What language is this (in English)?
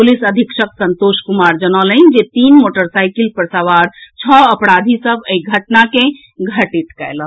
Maithili